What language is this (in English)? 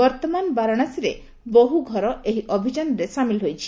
Odia